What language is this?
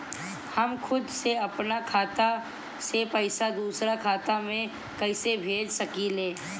Bhojpuri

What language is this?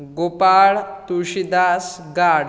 Konkani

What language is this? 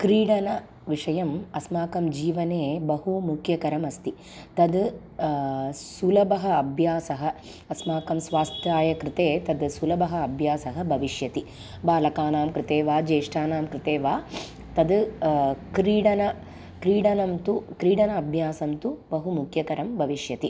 Sanskrit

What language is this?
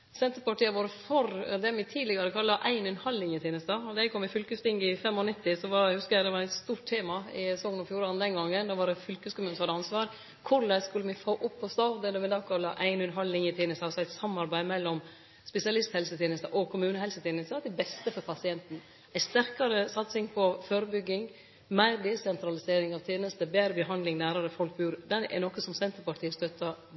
Norwegian Nynorsk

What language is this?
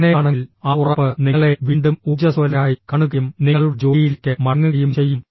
Malayalam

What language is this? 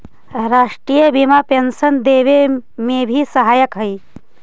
Magahi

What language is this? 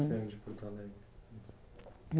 Portuguese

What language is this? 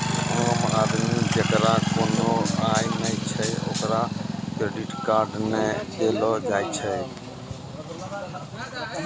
Maithili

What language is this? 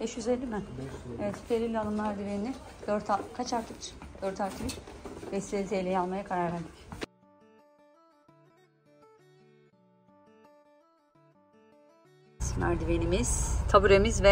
Turkish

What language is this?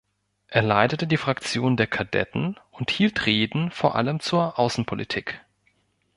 German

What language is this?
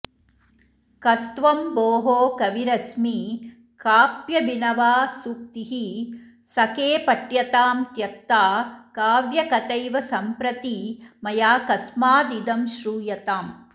Sanskrit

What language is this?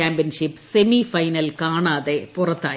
Malayalam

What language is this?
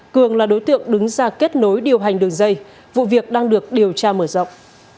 Vietnamese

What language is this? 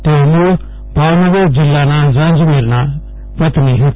Gujarati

